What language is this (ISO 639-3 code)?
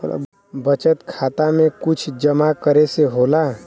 bho